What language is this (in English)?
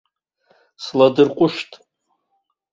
Abkhazian